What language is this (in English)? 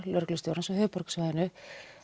Icelandic